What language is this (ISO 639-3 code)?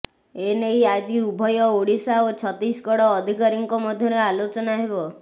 ori